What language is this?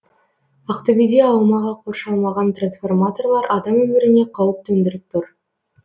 Kazakh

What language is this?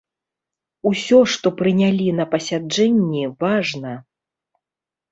Belarusian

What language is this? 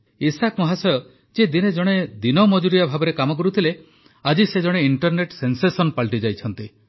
Odia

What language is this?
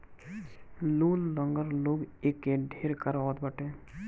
Bhojpuri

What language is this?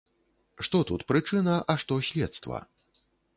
Belarusian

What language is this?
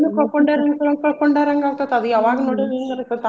Kannada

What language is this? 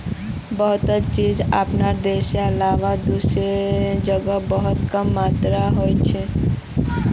Magahi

